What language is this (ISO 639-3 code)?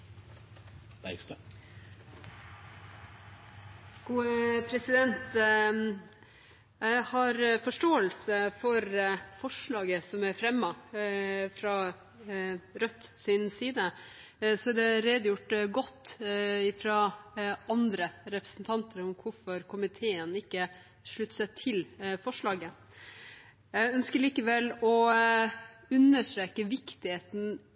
nob